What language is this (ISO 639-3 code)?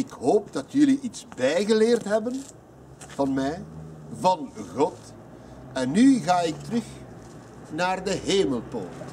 nld